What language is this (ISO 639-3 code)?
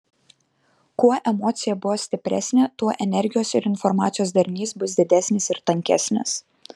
lit